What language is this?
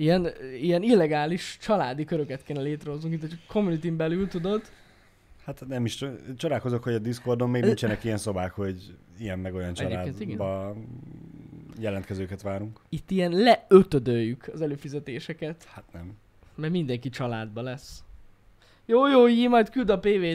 Hungarian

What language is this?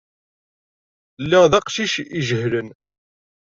Kabyle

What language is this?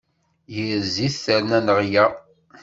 Kabyle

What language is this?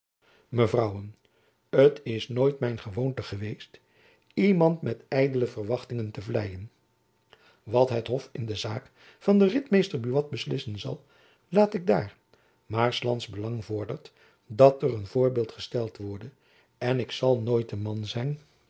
Dutch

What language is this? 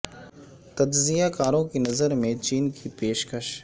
Urdu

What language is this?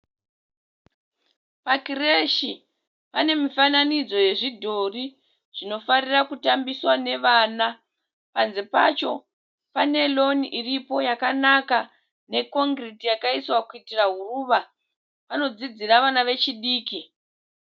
Shona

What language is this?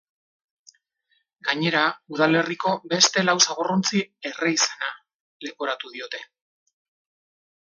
Basque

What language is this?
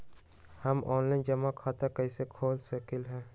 Magahi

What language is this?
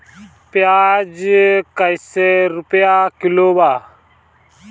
Bhojpuri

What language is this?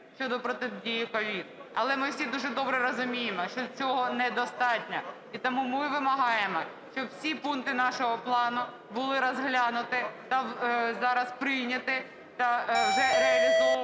Ukrainian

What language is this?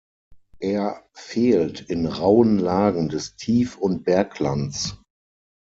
German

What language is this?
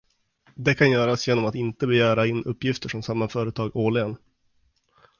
Swedish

